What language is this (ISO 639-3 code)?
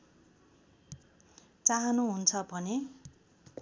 nep